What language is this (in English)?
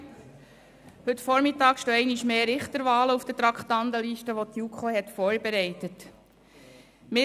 Swiss German